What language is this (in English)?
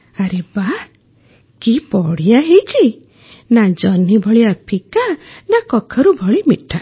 Odia